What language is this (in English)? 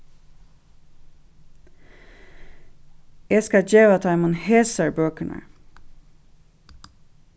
Faroese